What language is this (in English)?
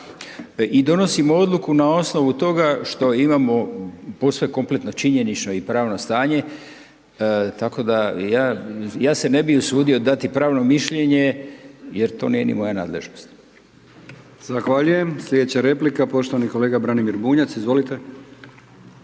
Croatian